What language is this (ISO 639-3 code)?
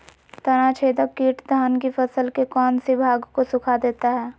mag